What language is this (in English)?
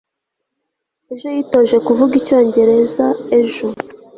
Kinyarwanda